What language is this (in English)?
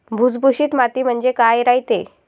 Marathi